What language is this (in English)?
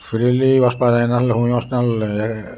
Konkani